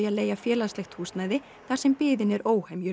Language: Icelandic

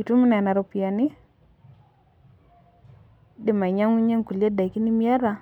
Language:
Masai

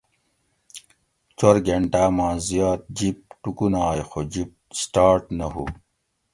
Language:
Gawri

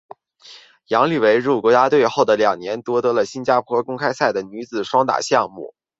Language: Chinese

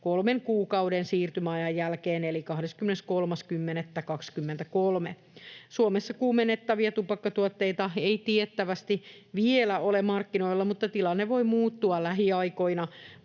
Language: Finnish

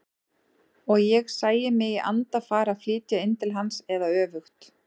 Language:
Icelandic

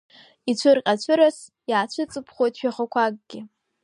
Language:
Abkhazian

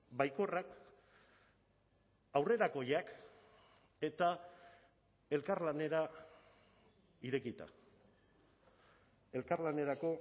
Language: Basque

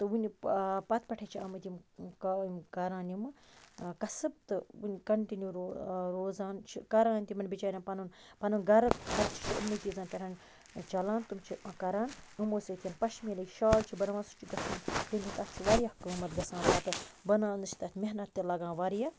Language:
Kashmiri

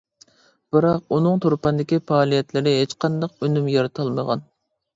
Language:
Uyghur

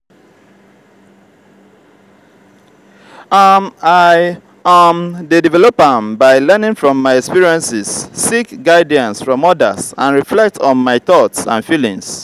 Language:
Nigerian Pidgin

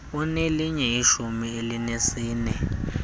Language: Xhosa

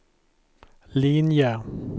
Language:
Swedish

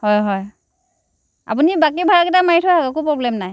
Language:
Assamese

